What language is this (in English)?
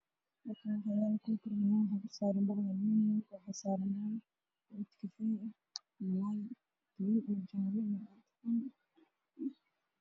Somali